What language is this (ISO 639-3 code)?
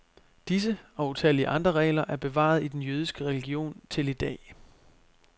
dan